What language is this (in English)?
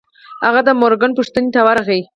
Pashto